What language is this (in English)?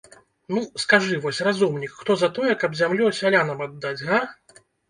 Belarusian